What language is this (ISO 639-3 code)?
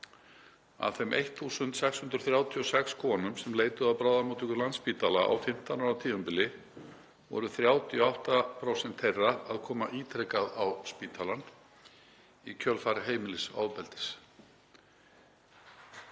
isl